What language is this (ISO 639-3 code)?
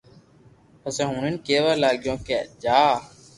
lrk